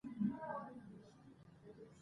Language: Pashto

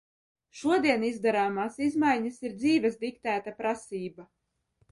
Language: Latvian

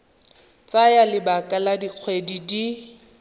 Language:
Tswana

